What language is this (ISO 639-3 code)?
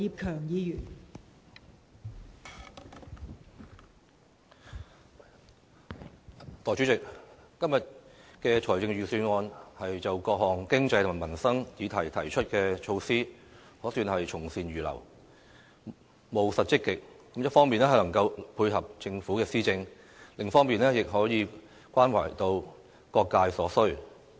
yue